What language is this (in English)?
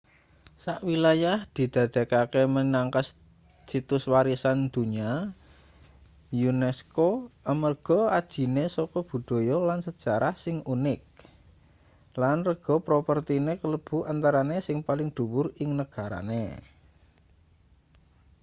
Javanese